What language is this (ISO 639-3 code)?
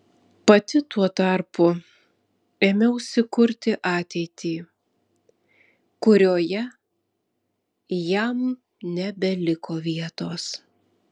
lit